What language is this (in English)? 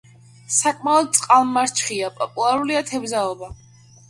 Georgian